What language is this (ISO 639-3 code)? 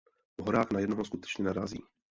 ces